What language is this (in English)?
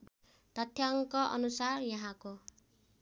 Nepali